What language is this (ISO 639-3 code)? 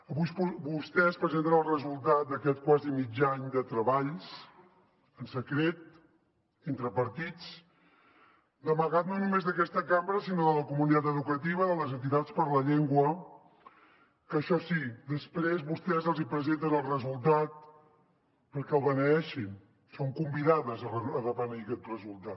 cat